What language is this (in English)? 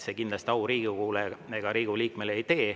Estonian